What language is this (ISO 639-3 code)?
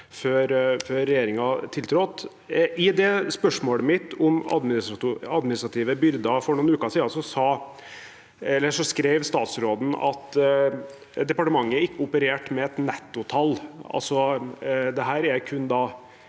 nor